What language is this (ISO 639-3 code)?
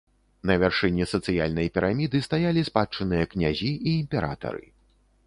bel